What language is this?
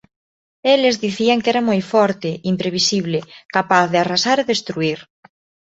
Galician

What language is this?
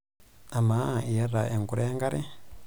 Masai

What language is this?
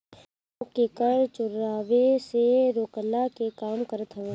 Bhojpuri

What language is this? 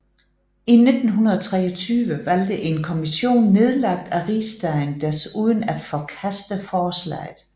Danish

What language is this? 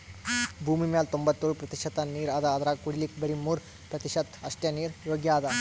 Kannada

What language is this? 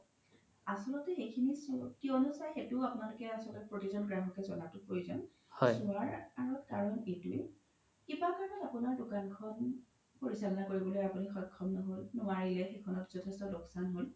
Assamese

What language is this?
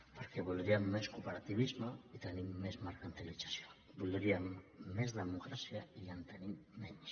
Catalan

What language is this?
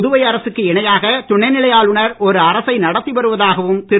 Tamil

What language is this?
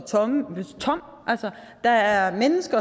Danish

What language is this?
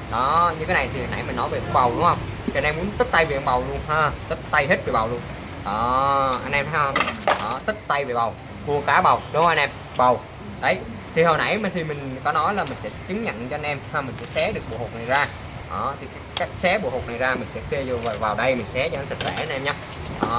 Vietnamese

